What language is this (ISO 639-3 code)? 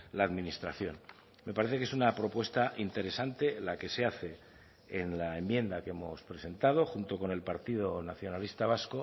spa